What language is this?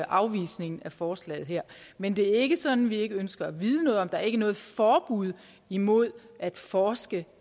Danish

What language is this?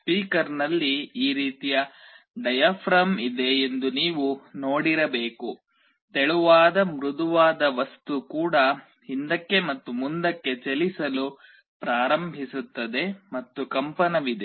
Kannada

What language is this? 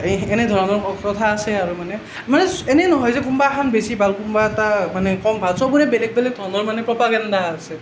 Assamese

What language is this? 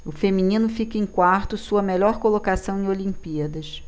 Portuguese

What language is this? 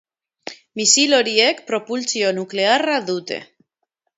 Basque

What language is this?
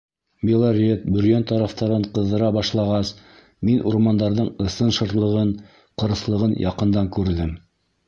Bashkir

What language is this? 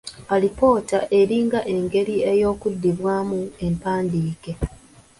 Ganda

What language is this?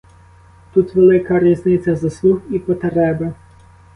Ukrainian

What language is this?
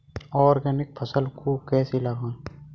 Hindi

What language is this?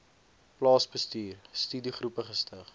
Afrikaans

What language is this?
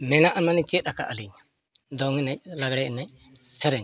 Santali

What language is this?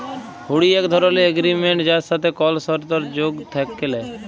Bangla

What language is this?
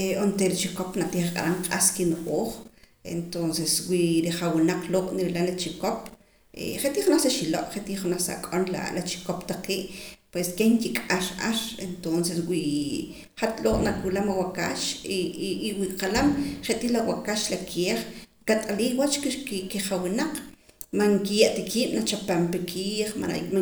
Poqomam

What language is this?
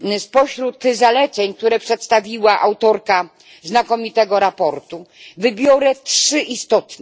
Polish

